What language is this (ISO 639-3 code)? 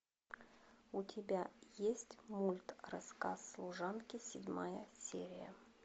rus